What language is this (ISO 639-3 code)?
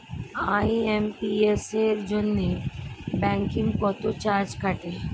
ben